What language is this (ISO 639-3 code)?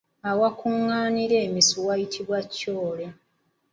lug